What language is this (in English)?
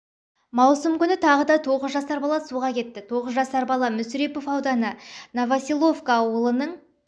Kazakh